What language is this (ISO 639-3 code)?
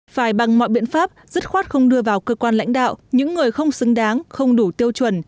vie